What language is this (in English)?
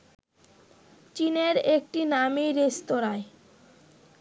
Bangla